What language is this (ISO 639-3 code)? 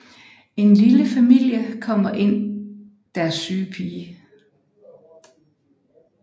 dan